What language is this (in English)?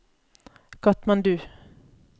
Norwegian